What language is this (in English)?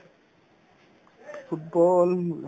Assamese